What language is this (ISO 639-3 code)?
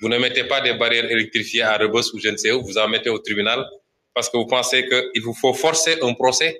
fra